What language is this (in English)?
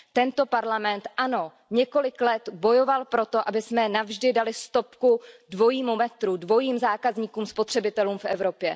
Czech